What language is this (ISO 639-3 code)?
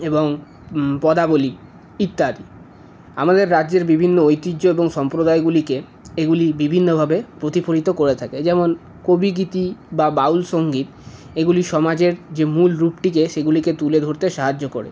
ben